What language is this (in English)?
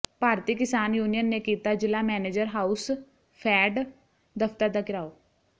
Punjabi